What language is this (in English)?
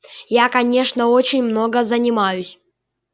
Russian